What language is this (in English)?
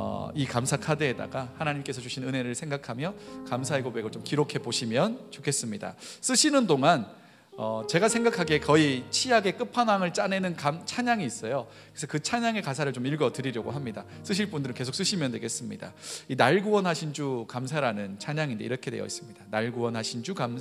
Korean